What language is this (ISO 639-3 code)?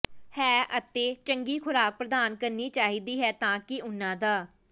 pan